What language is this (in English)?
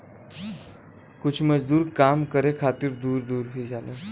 Bhojpuri